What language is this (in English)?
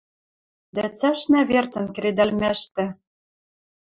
Western Mari